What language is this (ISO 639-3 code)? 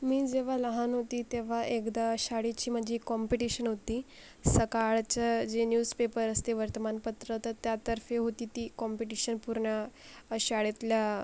mar